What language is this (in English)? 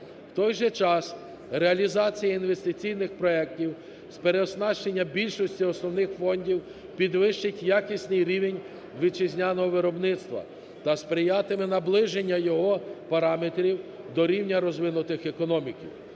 Ukrainian